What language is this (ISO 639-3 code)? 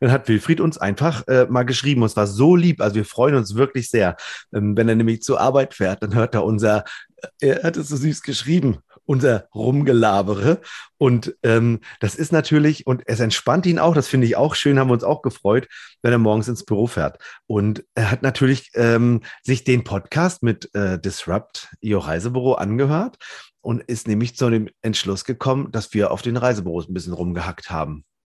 deu